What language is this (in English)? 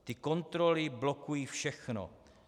Czech